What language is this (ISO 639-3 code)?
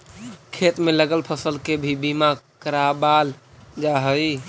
mag